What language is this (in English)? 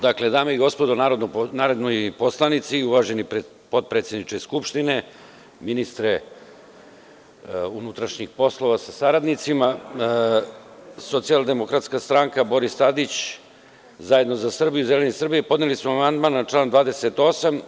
Serbian